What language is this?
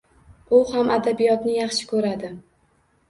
Uzbek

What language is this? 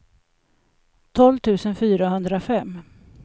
Swedish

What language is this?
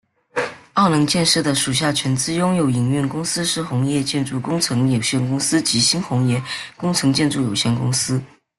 Chinese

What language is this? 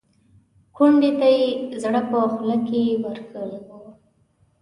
Pashto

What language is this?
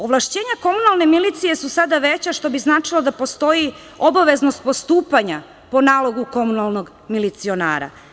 Serbian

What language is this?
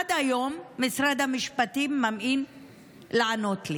Hebrew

